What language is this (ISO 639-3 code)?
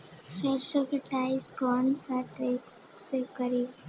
bho